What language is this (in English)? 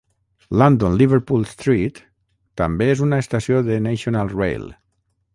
Catalan